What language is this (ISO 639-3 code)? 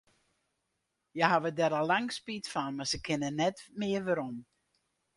fry